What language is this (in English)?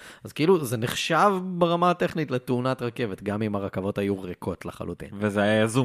Hebrew